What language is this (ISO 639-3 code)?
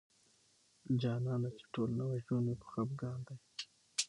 pus